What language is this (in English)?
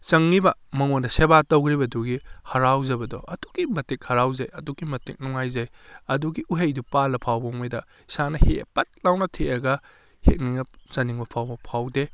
Manipuri